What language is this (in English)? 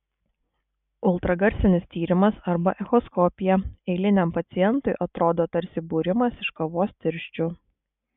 Lithuanian